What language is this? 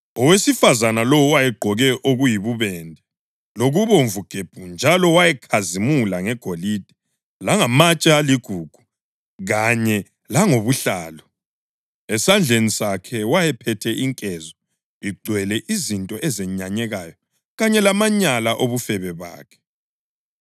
North Ndebele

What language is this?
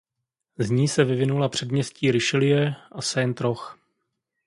Czech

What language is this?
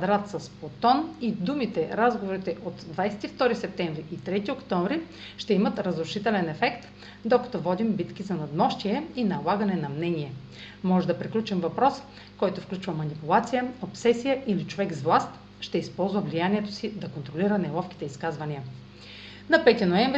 Bulgarian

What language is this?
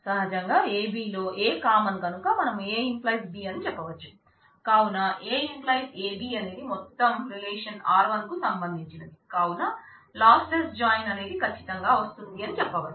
Telugu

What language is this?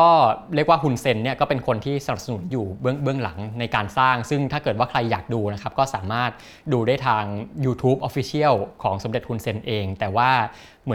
Thai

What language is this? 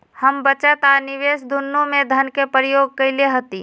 Magahi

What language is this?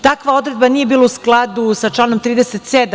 Serbian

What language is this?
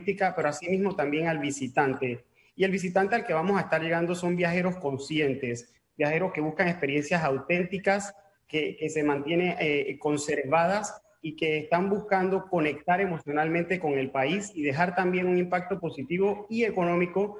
Spanish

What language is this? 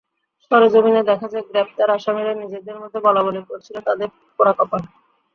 Bangla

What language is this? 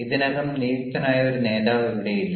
Malayalam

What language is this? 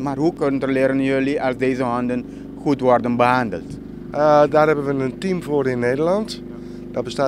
Dutch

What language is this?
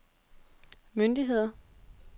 Danish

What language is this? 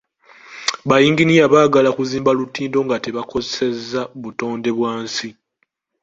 Ganda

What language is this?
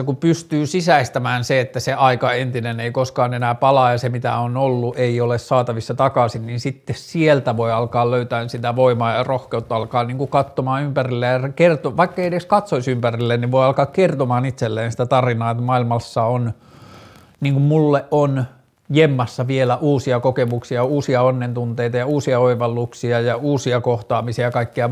Finnish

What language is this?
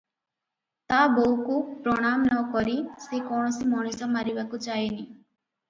Odia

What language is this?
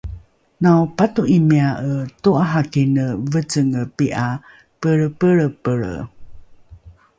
Rukai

